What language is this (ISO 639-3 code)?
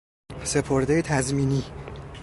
fas